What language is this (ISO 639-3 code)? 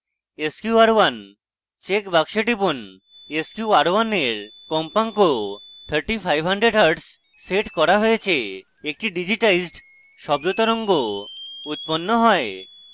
ben